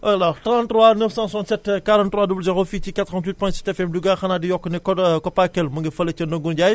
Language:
Wolof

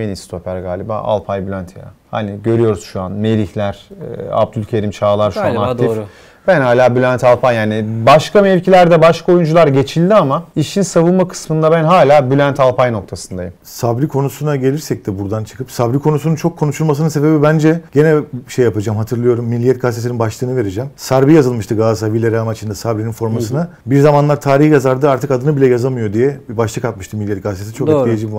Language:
Turkish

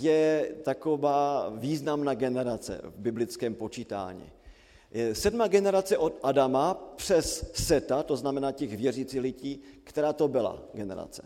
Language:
Czech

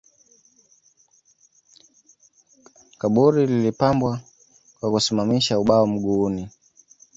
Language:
Swahili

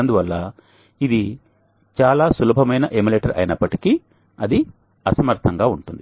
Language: Telugu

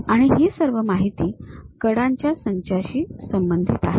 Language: Marathi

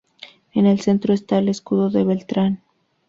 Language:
Spanish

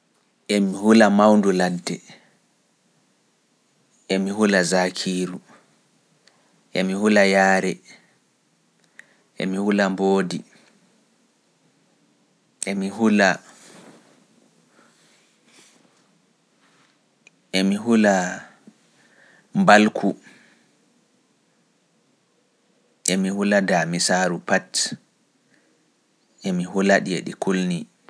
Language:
Pular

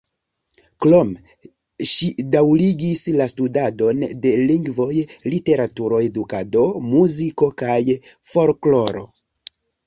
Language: Esperanto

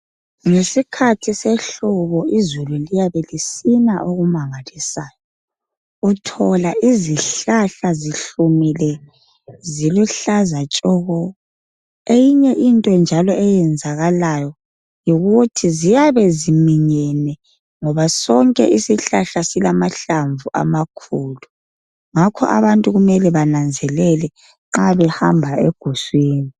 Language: North Ndebele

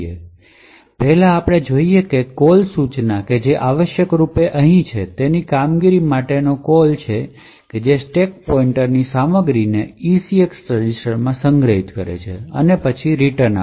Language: Gujarati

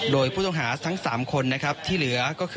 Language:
Thai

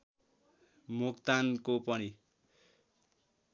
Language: Nepali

